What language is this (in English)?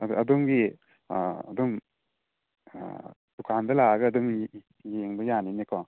Manipuri